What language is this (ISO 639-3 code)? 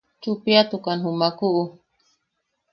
yaq